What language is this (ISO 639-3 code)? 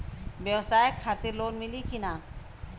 bho